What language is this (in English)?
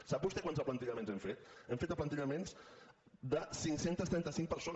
Catalan